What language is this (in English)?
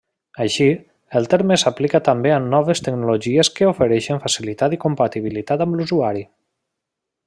Catalan